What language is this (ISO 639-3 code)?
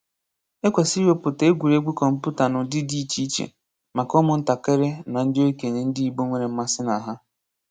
ibo